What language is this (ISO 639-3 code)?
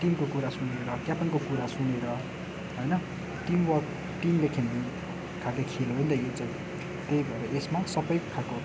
nep